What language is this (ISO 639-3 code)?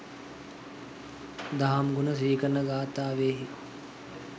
sin